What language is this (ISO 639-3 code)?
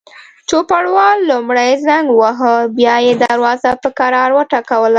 pus